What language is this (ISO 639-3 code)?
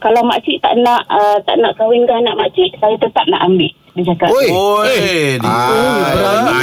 msa